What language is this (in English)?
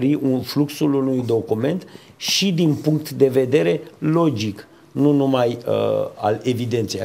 Romanian